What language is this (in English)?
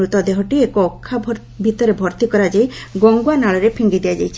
Odia